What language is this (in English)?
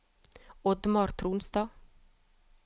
Norwegian